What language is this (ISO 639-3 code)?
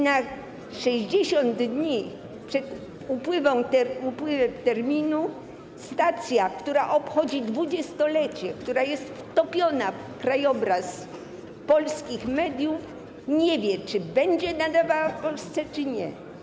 pol